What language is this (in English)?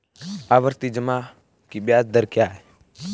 Hindi